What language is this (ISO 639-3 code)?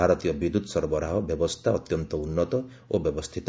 ori